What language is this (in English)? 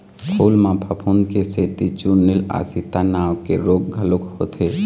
Chhattisgarhi